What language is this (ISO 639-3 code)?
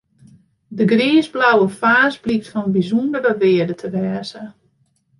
fry